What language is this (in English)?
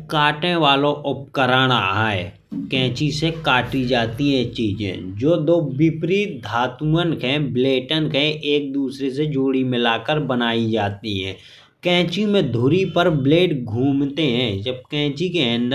Bundeli